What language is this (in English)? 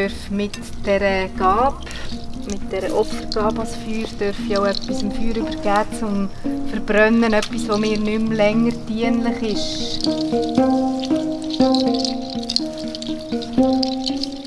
German